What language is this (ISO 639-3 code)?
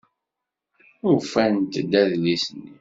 kab